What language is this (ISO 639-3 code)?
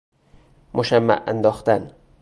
fas